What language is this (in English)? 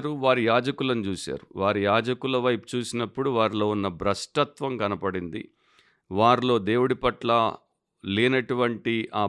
Telugu